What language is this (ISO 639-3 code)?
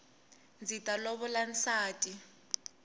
tso